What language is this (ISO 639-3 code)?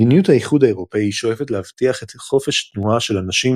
heb